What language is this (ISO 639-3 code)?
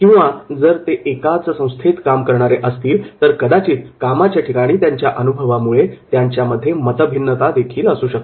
mar